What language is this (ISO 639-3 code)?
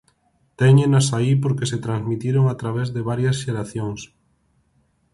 glg